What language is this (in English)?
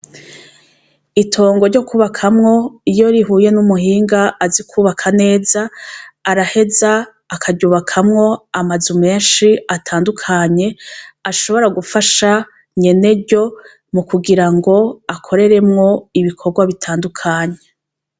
Rundi